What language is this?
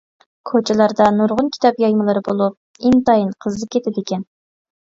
Uyghur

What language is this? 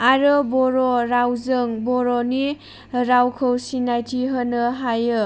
Bodo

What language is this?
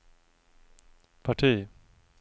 Swedish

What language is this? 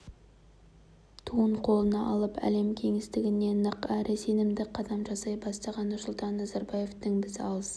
Kazakh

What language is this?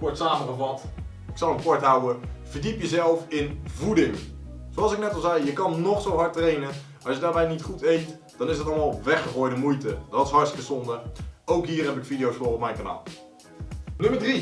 Dutch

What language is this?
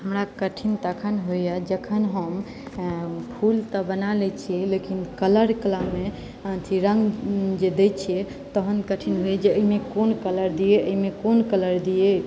Maithili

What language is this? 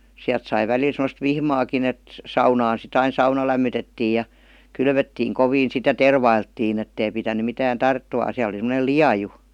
Finnish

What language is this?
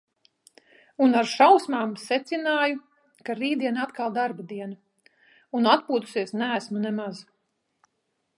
Latvian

